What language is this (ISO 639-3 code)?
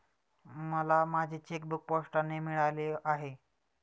mar